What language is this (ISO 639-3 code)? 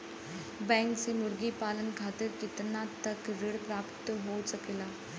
bho